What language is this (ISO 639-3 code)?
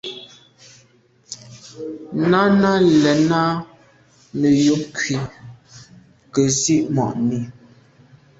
byv